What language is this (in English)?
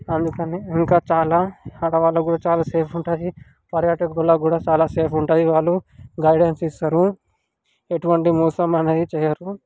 Telugu